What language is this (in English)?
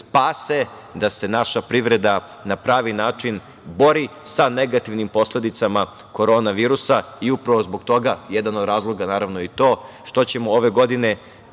Serbian